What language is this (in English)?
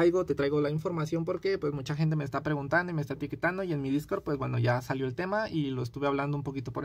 Spanish